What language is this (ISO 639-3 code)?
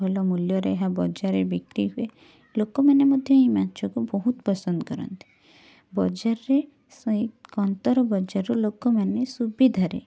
ori